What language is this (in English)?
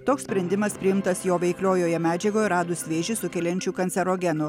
Lithuanian